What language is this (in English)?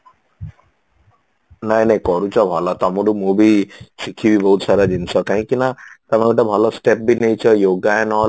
Odia